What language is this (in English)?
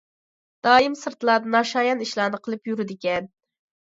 Uyghur